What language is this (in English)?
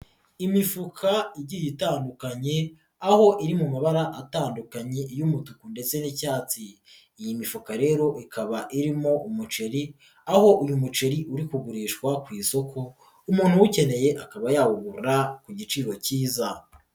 Kinyarwanda